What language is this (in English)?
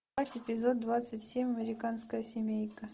Russian